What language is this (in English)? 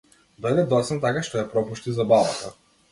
Macedonian